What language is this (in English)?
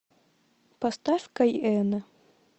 Russian